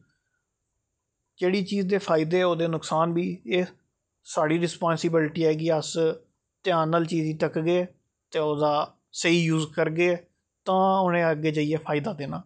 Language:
Dogri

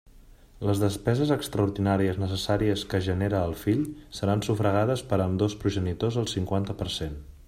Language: Catalan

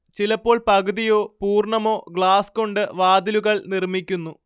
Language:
Malayalam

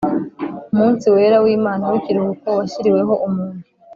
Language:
Kinyarwanda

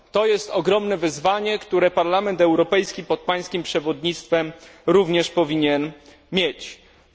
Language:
Polish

